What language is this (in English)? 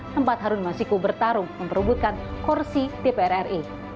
Indonesian